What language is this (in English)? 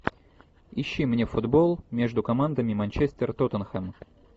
Russian